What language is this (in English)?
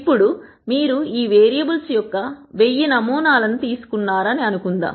Telugu